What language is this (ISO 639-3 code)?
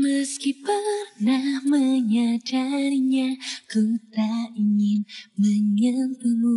ind